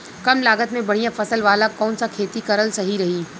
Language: Bhojpuri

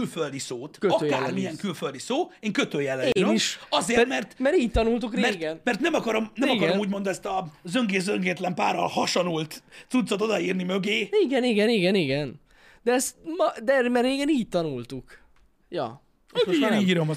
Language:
Hungarian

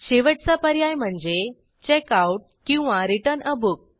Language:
Marathi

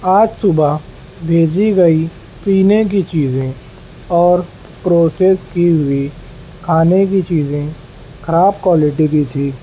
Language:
Urdu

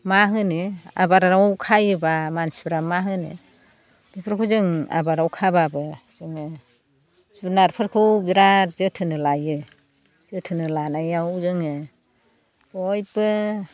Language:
Bodo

